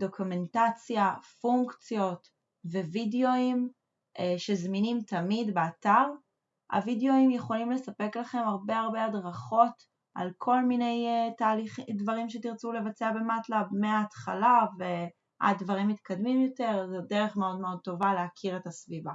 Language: Hebrew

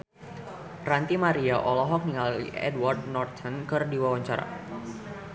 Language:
Sundanese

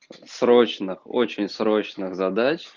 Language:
Russian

